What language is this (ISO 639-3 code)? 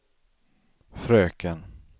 swe